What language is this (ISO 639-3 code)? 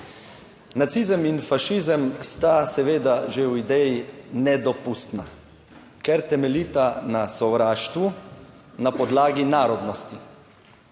slv